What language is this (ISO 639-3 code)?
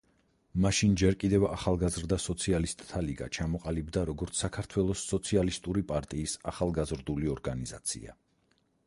kat